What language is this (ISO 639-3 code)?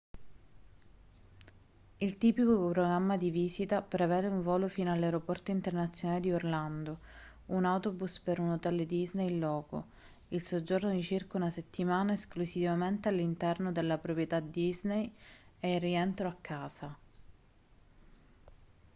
ita